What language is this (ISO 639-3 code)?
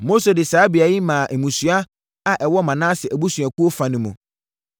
aka